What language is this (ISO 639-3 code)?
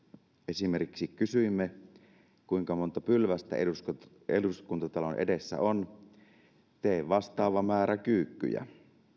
fin